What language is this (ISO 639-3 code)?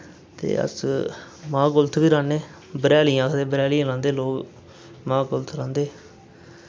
doi